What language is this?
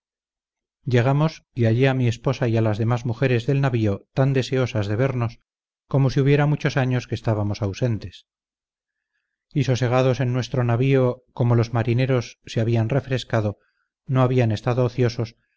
Spanish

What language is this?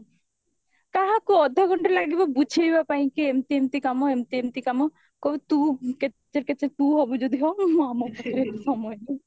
Odia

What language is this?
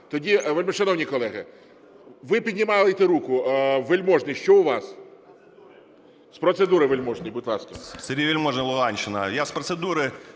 Ukrainian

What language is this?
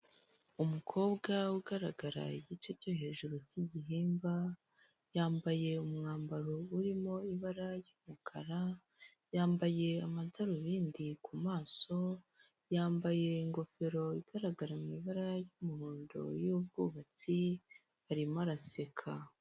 Kinyarwanda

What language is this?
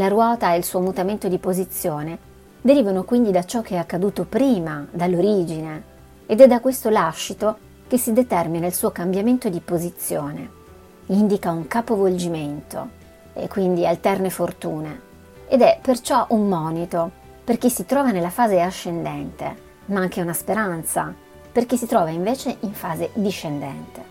Italian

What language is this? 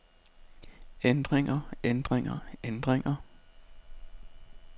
Danish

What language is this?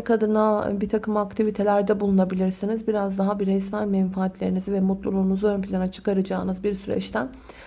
Turkish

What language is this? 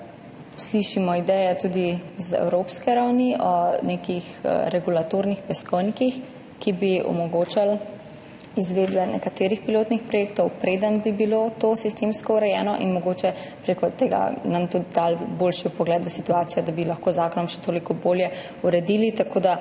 Slovenian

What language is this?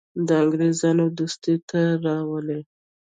Pashto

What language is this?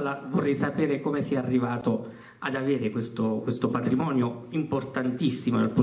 Italian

